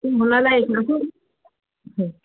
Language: Sindhi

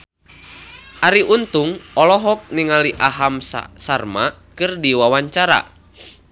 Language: Sundanese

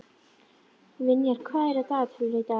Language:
Icelandic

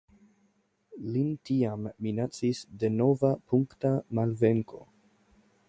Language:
Esperanto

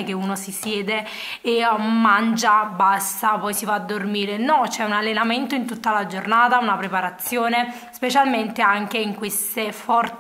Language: Italian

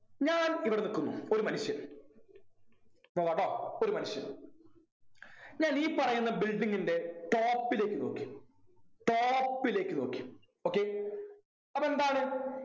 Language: Malayalam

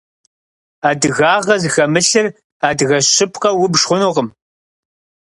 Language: Kabardian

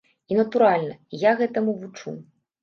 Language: Belarusian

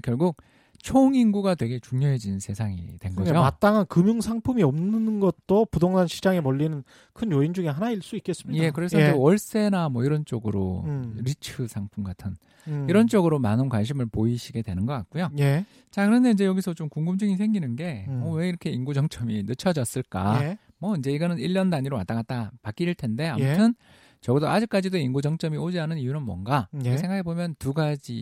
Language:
Korean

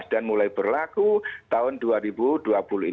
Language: Indonesian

